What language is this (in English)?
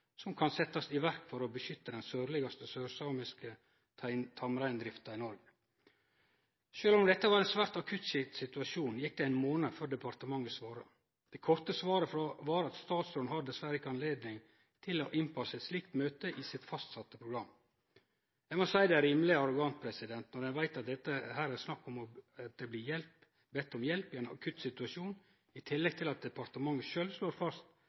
Norwegian Nynorsk